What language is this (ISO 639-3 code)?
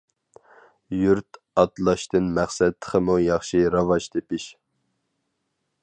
uig